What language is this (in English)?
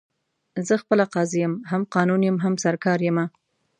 Pashto